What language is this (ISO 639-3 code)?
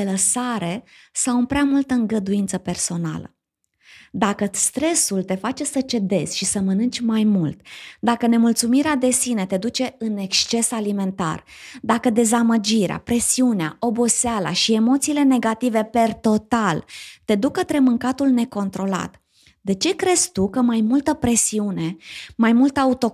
ron